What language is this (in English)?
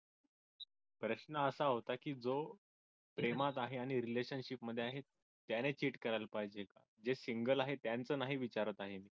Marathi